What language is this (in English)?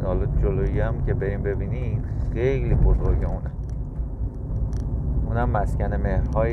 Persian